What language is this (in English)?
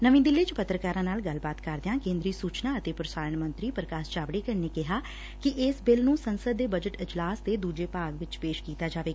Punjabi